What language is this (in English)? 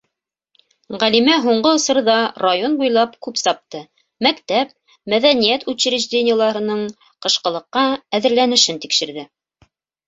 Bashkir